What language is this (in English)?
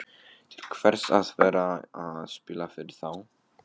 Icelandic